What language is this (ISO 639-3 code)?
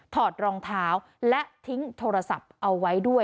tha